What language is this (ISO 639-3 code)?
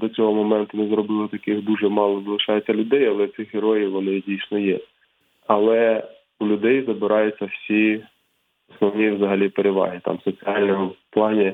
ukr